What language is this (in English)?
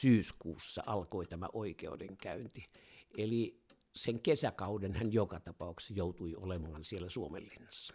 Finnish